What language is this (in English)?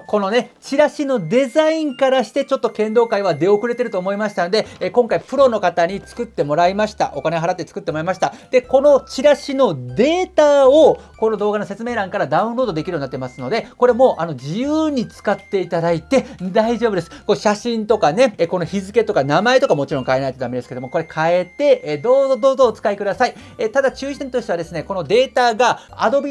Japanese